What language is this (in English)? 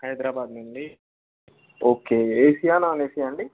Telugu